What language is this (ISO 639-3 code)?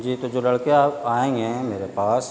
urd